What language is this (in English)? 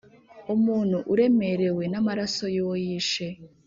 Kinyarwanda